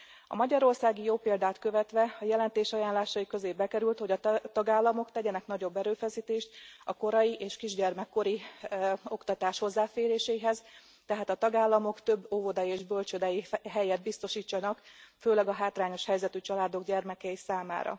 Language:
Hungarian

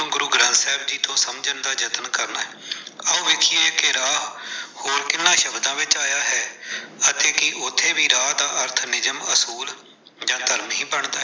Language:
Punjabi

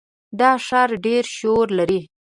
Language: Pashto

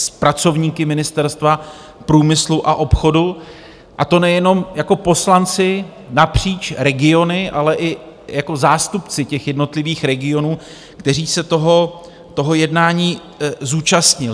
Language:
Czech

